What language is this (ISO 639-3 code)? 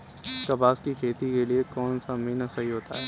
hin